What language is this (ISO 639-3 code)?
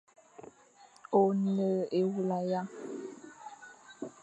fan